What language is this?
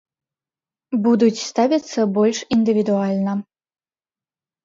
Belarusian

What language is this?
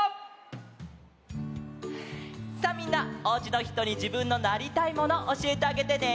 Japanese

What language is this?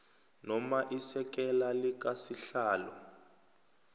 South Ndebele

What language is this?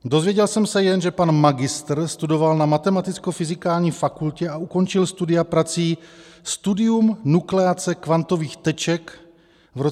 Czech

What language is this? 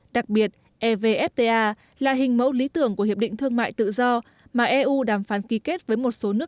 Vietnamese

